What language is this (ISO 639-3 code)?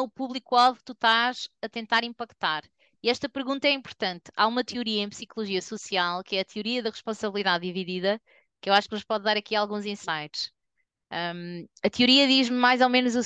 por